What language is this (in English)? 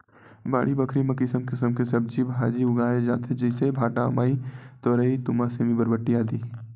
Chhattisgarhi